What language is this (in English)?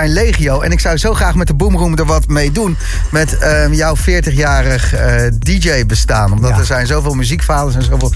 Dutch